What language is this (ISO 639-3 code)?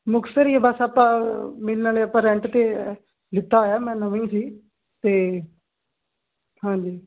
pan